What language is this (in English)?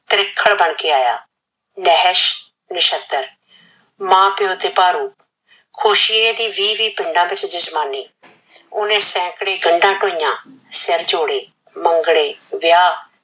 Punjabi